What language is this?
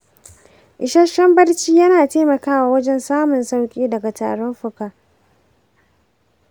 Hausa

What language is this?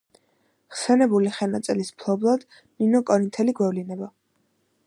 Georgian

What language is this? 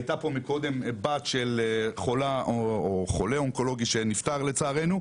Hebrew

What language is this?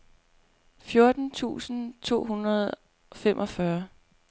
Danish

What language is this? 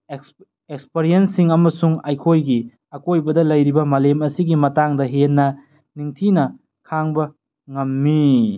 Manipuri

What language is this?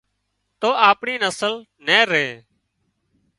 Wadiyara Koli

